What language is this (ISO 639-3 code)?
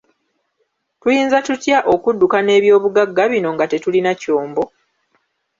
lug